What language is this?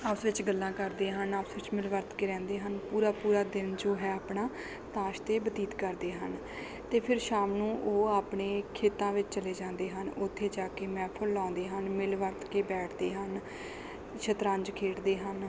Punjabi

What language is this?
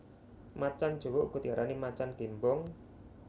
Javanese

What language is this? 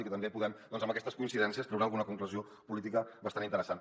Catalan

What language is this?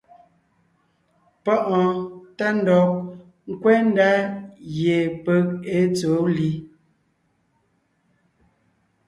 Ngiemboon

